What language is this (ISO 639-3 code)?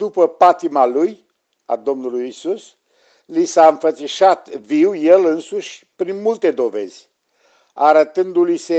ron